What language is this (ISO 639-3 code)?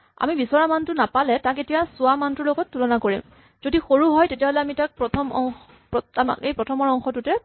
asm